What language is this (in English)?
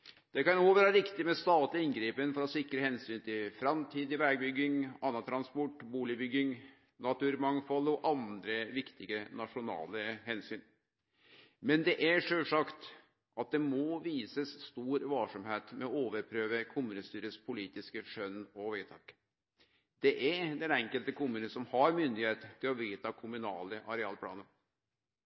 Norwegian Nynorsk